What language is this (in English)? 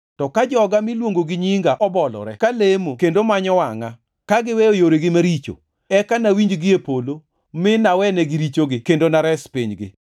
Luo (Kenya and Tanzania)